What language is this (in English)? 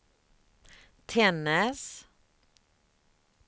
Swedish